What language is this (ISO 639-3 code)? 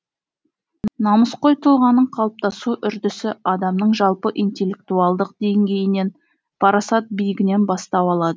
kaz